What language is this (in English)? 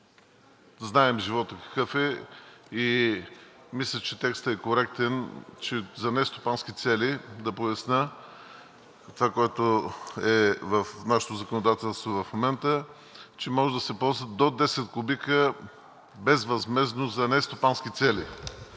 Bulgarian